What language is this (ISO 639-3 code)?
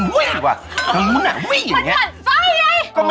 tha